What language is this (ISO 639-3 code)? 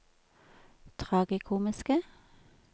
nor